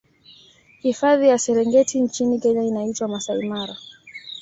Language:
Swahili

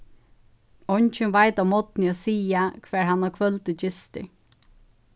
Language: Faroese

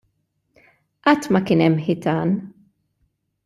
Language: Maltese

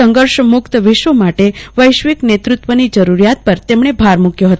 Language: Gujarati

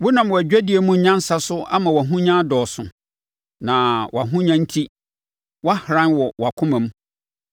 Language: Akan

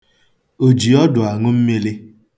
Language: Igbo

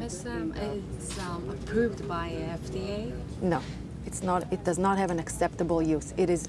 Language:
Korean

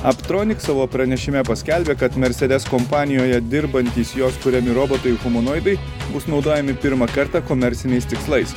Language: Lithuanian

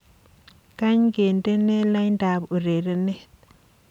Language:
Kalenjin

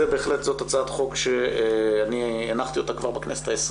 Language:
Hebrew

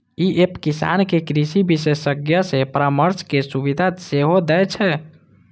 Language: Maithili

